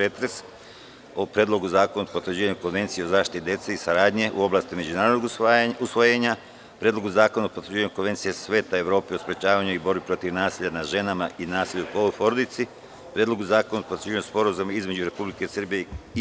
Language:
Serbian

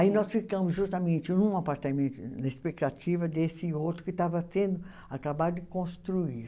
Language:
Portuguese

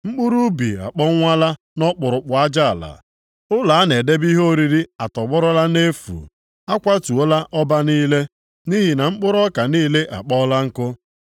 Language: Igbo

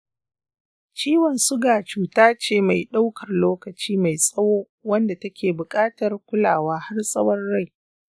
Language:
Hausa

